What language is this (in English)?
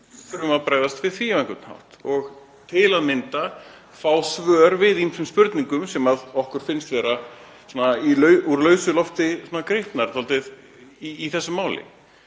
Icelandic